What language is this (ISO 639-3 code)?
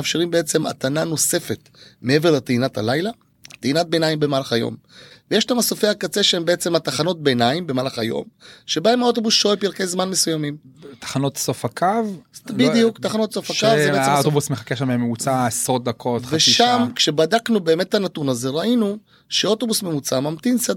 heb